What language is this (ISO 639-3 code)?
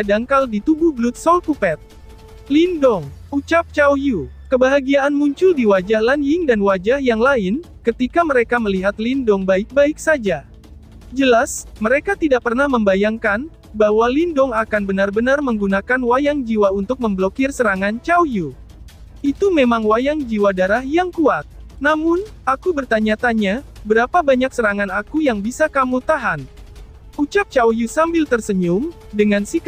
ind